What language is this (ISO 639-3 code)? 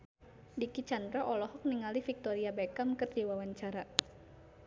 sun